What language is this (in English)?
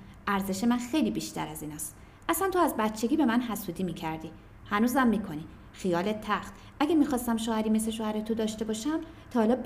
Persian